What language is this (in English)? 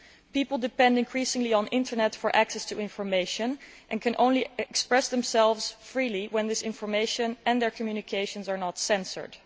English